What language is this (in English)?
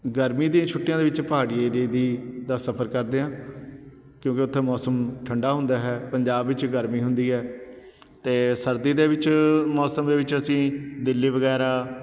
Punjabi